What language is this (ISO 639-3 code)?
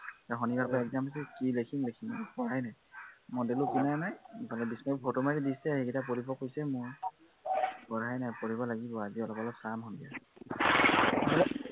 asm